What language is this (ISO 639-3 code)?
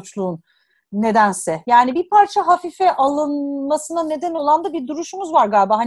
tur